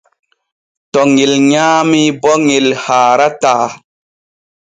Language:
Borgu Fulfulde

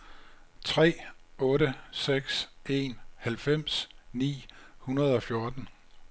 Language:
Danish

